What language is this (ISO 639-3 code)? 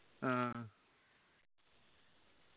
mal